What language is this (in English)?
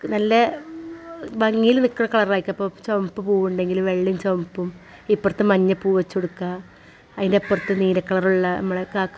Malayalam